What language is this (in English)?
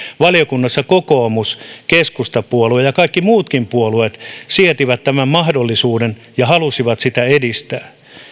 Finnish